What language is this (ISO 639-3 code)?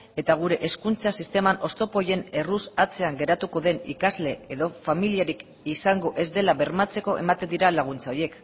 eus